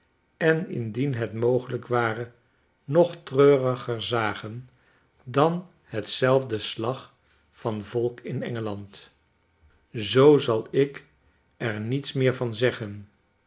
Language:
Dutch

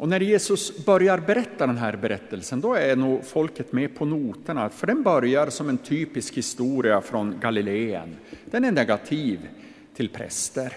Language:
Swedish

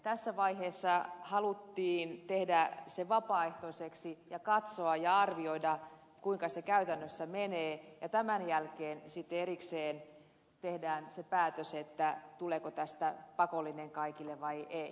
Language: Finnish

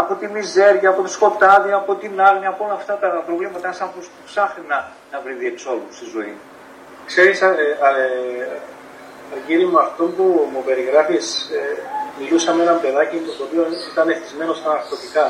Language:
Greek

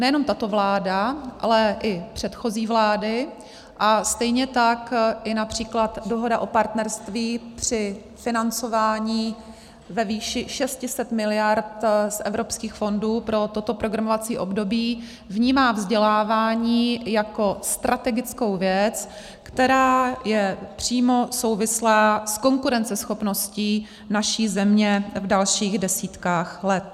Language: Czech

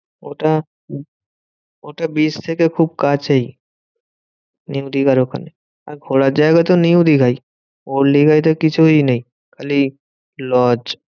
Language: Bangla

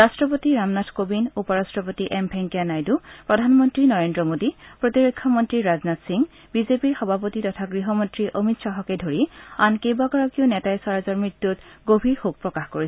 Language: Assamese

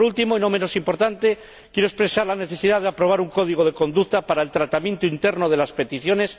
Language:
Spanish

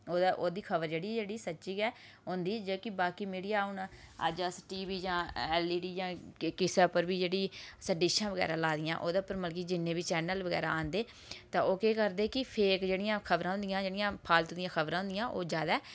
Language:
Dogri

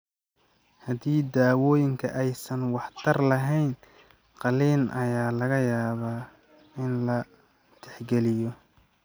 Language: Somali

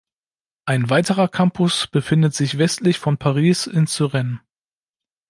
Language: German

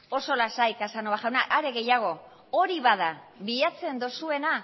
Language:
Basque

